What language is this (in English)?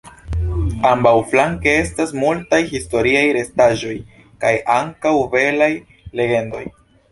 Esperanto